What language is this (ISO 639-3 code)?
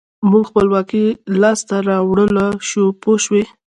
pus